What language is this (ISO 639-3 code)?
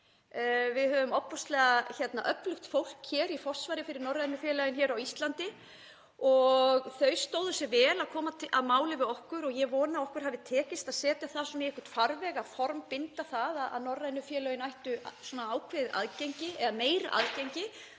isl